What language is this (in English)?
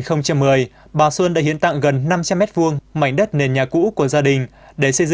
Vietnamese